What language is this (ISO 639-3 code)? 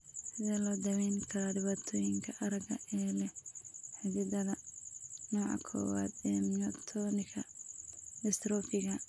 som